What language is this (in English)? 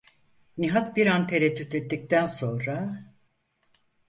Turkish